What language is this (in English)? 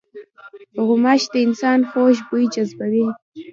Pashto